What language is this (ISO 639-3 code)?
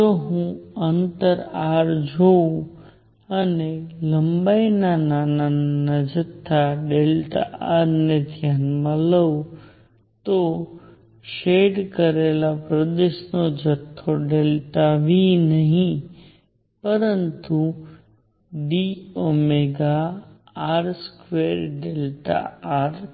guj